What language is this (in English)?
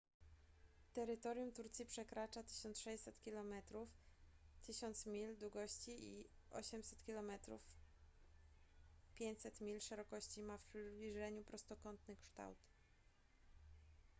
Polish